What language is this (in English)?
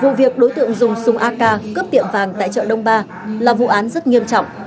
Vietnamese